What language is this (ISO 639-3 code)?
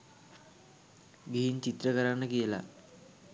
sin